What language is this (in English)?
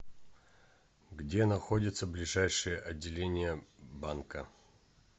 Russian